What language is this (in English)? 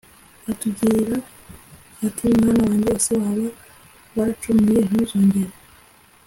Kinyarwanda